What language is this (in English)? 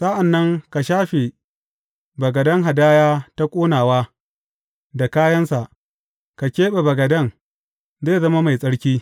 Hausa